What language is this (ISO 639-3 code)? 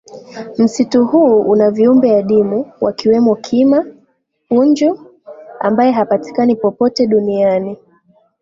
swa